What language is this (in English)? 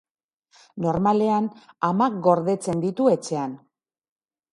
Basque